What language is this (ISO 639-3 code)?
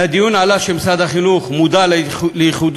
heb